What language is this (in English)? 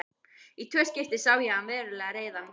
Icelandic